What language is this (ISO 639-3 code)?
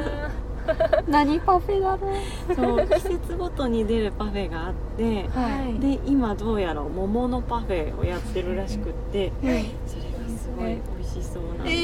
jpn